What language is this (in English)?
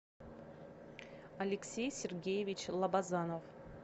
Russian